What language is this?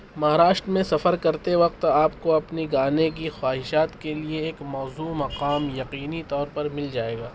Urdu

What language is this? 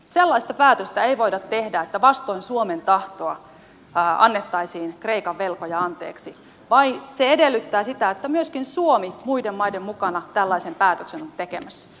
Finnish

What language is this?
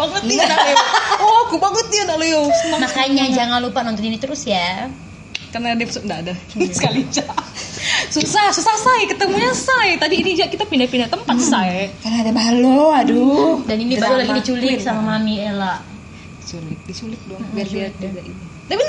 Indonesian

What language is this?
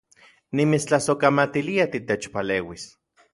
Central Puebla Nahuatl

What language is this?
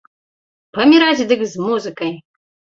Belarusian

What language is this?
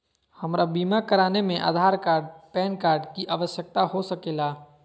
Magahi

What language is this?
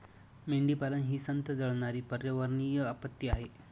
Marathi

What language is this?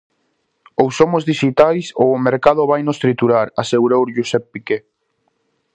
Galician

